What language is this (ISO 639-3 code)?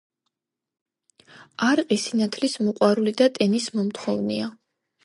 kat